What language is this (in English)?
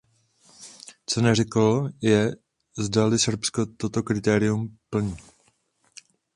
Czech